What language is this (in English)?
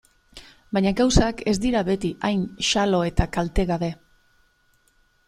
Basque